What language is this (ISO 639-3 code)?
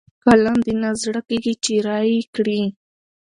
pus